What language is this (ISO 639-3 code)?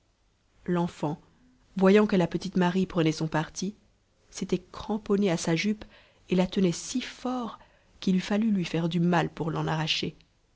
fra